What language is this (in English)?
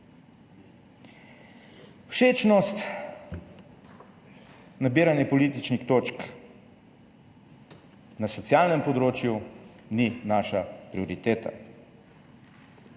Slovenian